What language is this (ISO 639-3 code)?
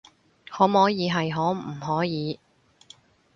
yue